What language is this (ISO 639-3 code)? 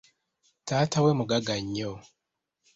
lug